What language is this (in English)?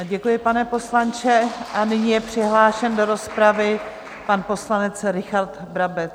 Czech